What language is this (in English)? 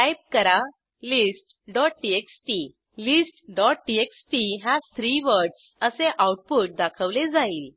Marathi